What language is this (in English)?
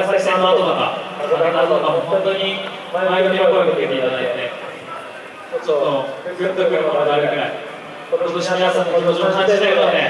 Japanese